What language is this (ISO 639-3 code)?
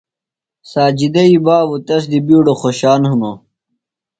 phl